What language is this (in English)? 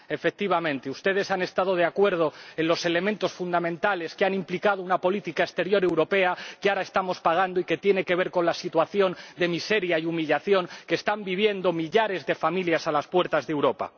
Spanish